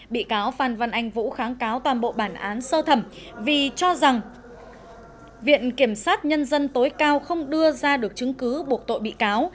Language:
Vietnamese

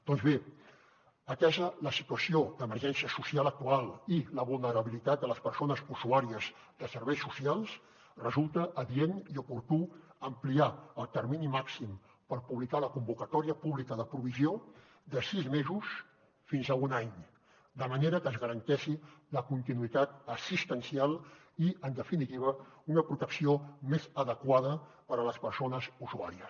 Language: Catalan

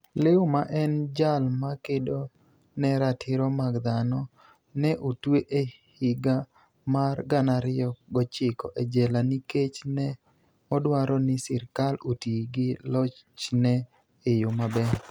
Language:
Luo (Kenya and Tanzania)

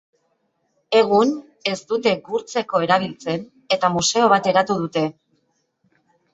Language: Basque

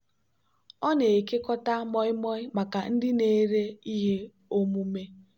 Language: Igbo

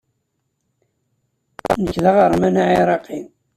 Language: Kabyle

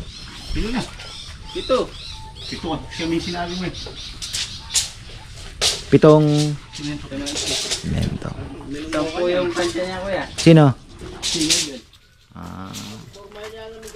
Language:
Filipino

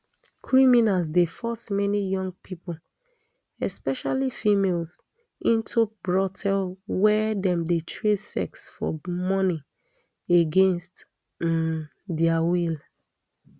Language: Nigerian Pidgin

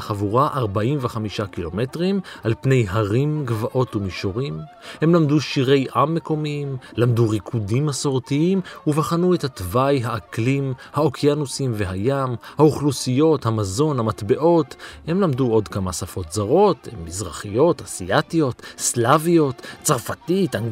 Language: Hebrew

